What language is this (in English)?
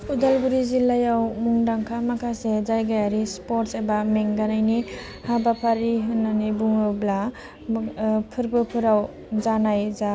Bodo